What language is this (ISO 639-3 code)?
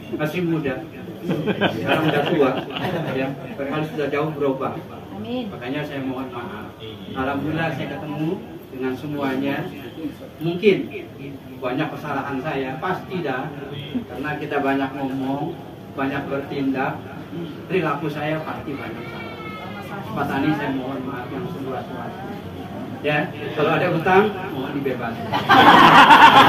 ind